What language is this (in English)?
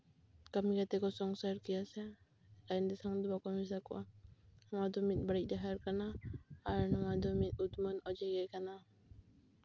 Santali